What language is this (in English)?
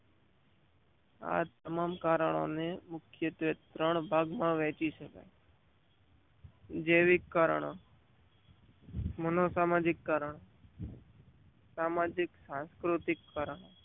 Gujarati